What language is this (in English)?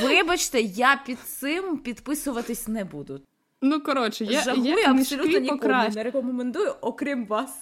Ukrainian